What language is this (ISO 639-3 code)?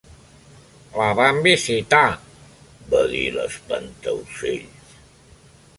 cat